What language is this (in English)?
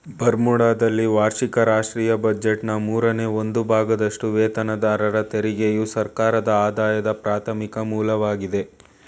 Kannada